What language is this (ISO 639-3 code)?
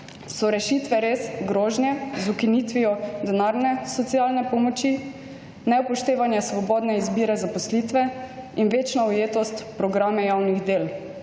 slv